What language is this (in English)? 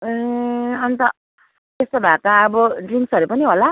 Nepali